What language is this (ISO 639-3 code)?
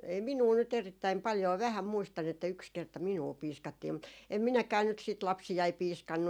fin